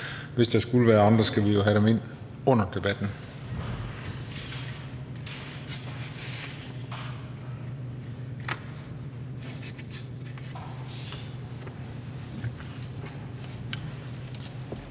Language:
Danish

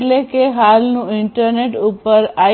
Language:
Gujarati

